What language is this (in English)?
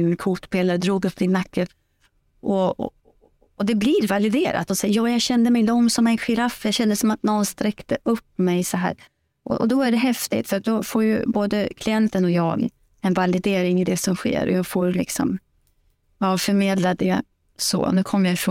Swedish